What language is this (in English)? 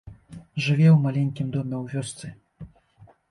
Belarusian